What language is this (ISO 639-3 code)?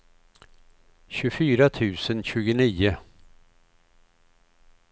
swe